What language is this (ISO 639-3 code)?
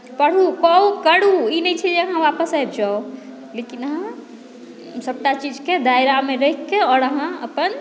mai